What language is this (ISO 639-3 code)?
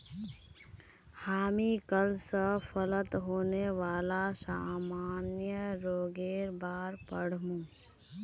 mag